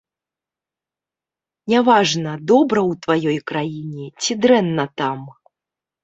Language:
Belarusian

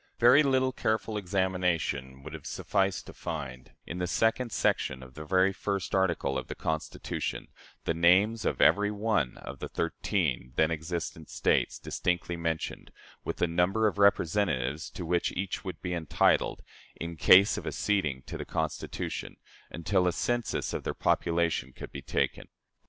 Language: English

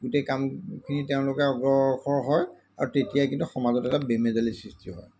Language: Assamese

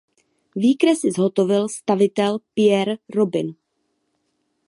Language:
Czech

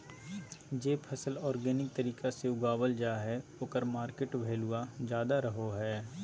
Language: Magahi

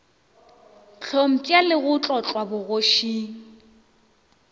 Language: Northern Sotho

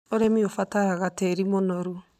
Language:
Kikuyu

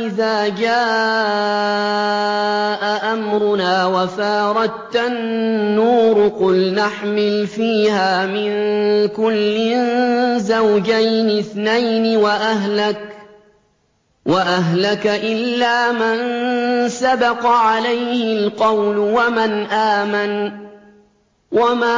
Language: Arabic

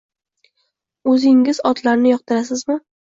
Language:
Uzbek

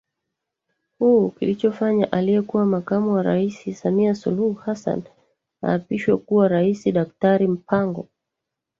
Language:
Swahili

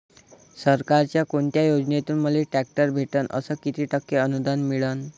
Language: Marathi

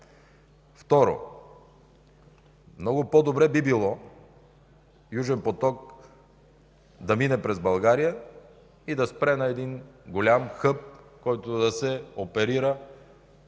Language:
Bulgarian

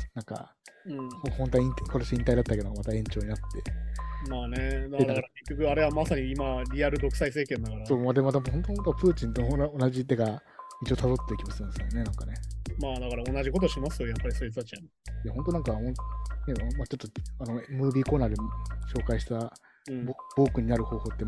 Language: Japanese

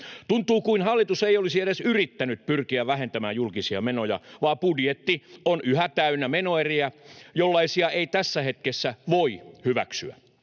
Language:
Finnish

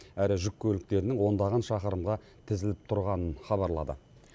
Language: Kazakh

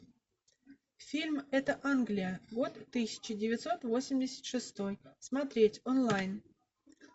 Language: Russian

